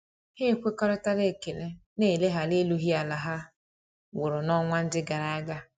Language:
Igbo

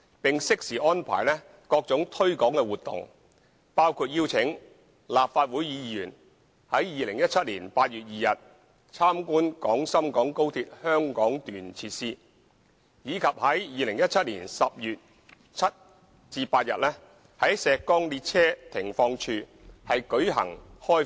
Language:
Cantonese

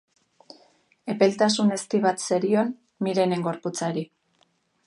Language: Basque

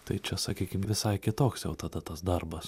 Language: Lithuanian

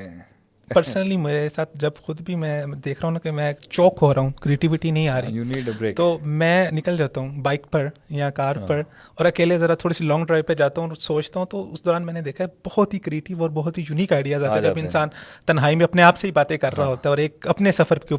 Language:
Urdu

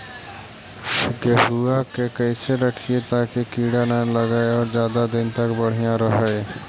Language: Magahi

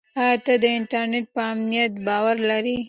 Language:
Pashto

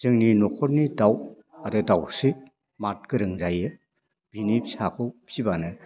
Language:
Bodo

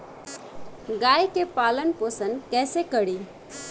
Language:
Bhojpuri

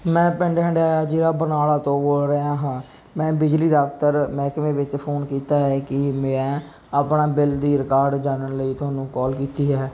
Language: Punjabi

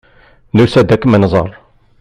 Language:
Kabyle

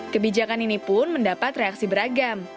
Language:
Indonesian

